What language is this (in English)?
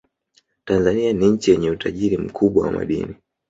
Swahili